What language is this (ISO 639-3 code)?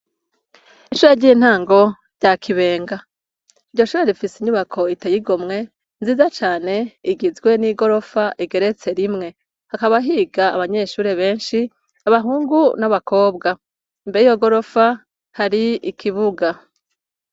run